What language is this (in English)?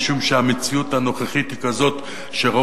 Hebrew